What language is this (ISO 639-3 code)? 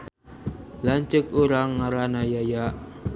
sun